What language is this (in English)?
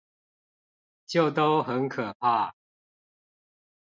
Chinese